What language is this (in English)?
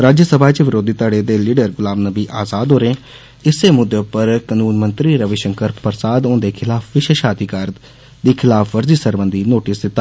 Dogri